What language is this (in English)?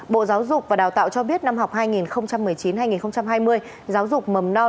Vietnamese